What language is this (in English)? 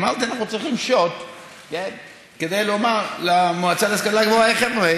Hebrew